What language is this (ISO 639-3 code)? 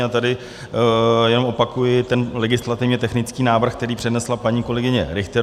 ces